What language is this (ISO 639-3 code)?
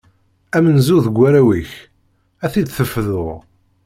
kab